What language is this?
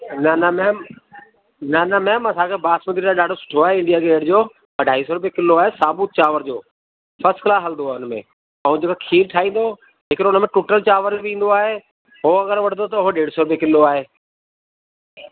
Sindhi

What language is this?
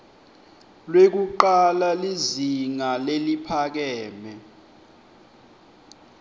Swati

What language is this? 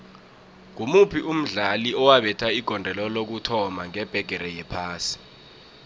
South Ndebele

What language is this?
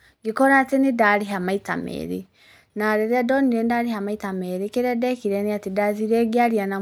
Kikuyu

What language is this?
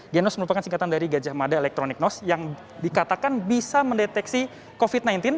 Indonesian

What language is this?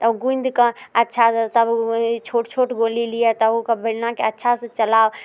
Maithili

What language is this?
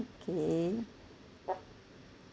English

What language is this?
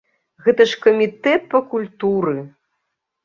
Belarusian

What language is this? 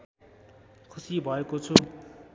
Nepali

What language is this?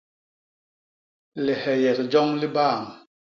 Basaa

